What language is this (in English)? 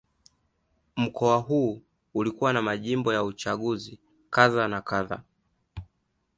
Swahili